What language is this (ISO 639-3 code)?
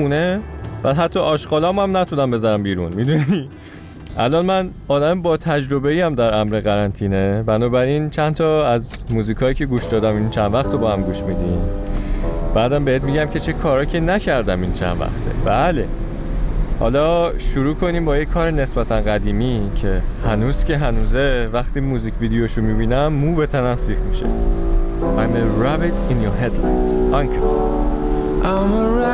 fas